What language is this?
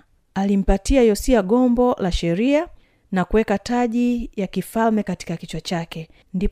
Swahili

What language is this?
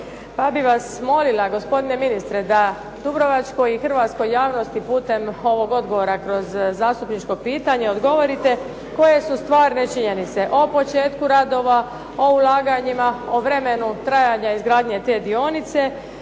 Croatian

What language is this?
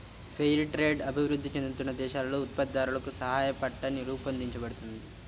Telugu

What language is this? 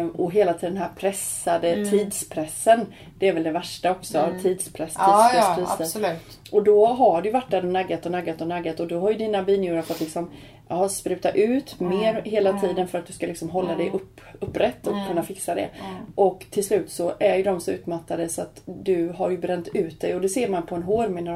Swedish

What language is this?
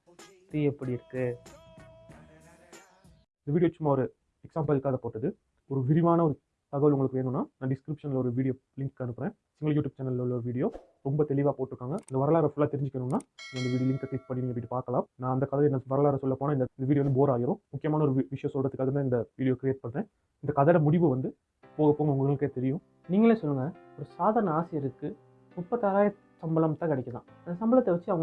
Tamil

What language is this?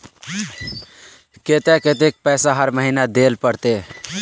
Magahi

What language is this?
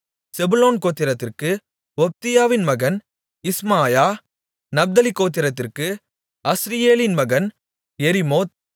Tamil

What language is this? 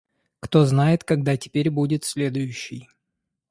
Russian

